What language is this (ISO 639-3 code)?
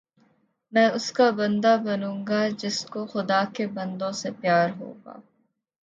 urd